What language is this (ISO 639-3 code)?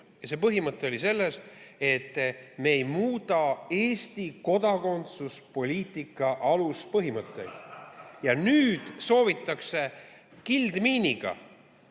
est